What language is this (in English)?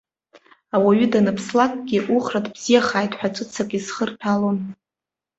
Abkhazian